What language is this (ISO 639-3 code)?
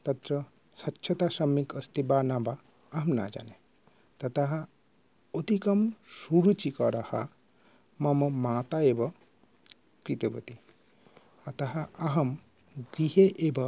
san